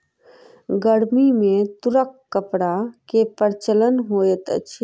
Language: Maithili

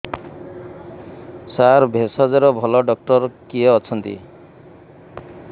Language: Odia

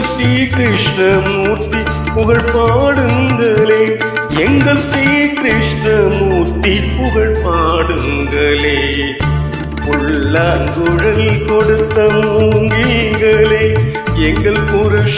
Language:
Romanian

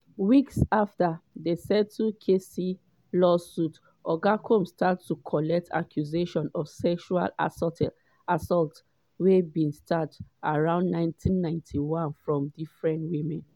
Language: Nigerian Pidgin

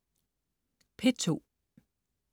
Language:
Danish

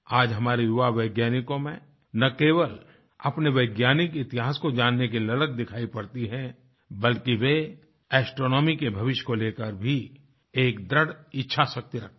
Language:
Hindi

